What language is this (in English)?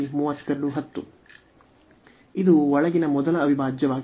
Kannada